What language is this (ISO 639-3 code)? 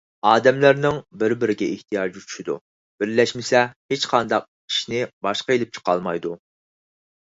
uig